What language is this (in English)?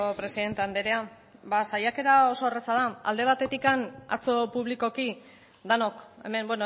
Basque